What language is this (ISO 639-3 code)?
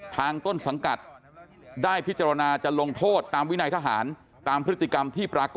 tha